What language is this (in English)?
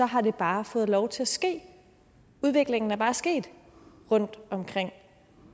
Danish